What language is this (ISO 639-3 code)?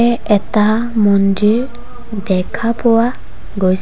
asm